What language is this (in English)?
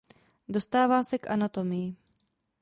Czech